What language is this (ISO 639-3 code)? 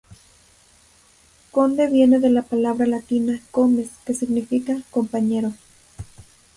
spa